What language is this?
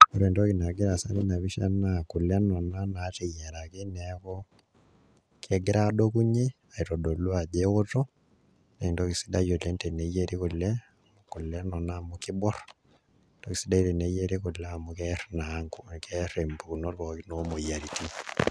Masai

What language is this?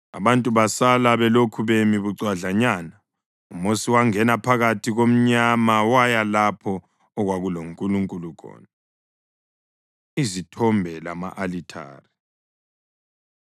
North Ndebele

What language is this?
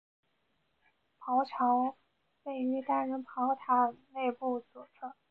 Chinese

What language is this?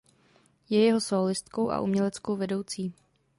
Czech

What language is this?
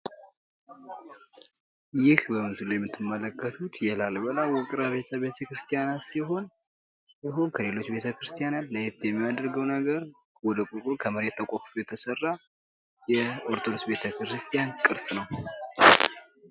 Amharic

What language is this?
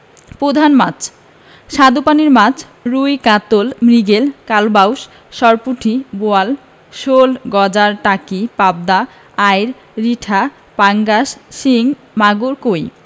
Bangla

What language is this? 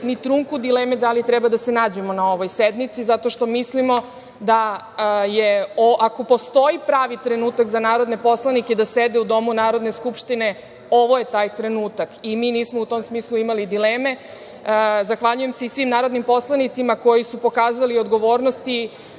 Serbian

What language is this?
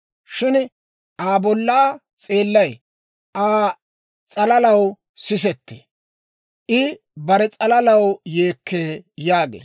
Dawro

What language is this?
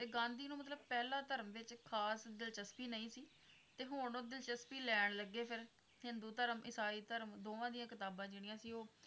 Punjabi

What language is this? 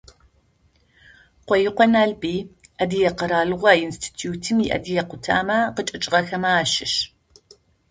Adyghe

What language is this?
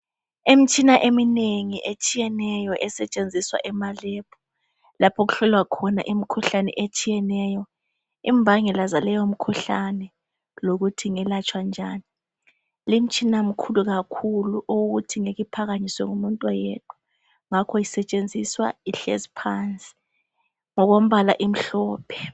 North Ndebele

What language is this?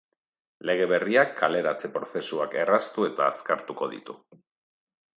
Basque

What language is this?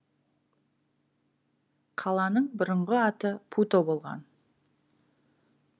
Kazakh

